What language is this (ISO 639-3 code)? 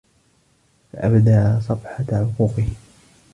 ara